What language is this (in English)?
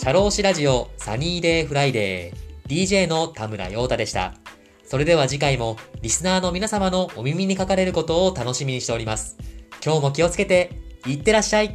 Japanese